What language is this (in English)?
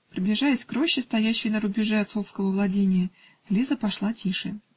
Russian